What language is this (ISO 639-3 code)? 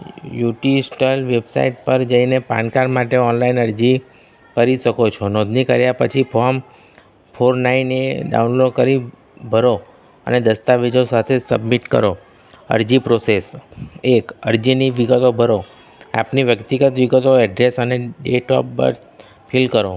guj